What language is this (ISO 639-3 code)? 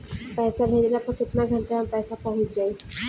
bho